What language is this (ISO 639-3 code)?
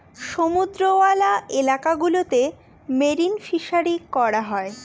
ben